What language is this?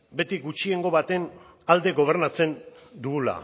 Basque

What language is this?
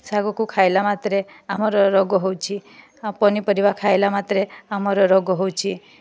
Odia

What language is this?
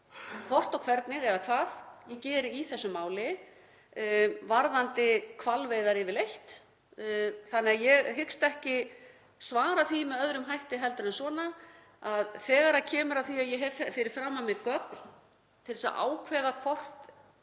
Icelandic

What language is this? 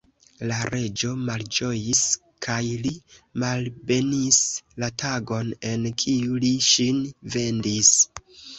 Esperanto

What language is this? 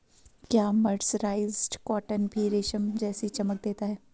Hindi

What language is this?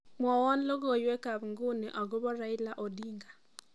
Kalenjin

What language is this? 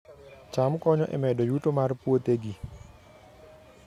Luo (Kenya and Tanzania)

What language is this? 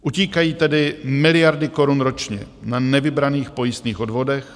Czech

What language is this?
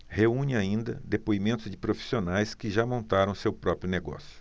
Portuguese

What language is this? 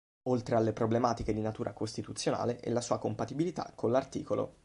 Italian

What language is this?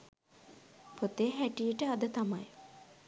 Sinhala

